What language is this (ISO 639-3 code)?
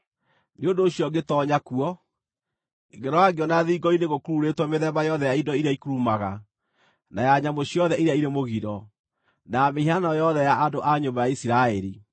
kik